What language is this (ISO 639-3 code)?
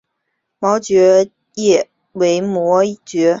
zho